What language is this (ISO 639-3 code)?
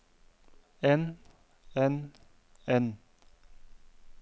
nor